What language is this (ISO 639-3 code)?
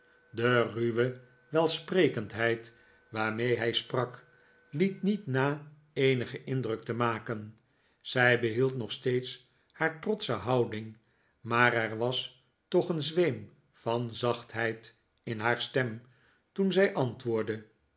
nld